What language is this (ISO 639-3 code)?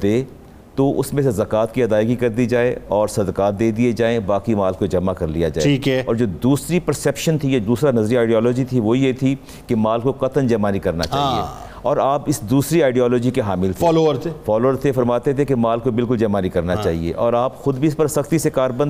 urd